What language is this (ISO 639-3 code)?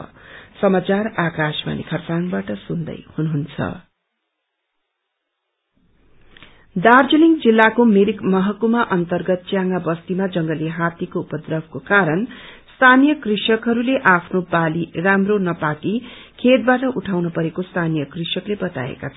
nep